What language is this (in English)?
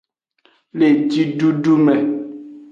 Aja (Benin)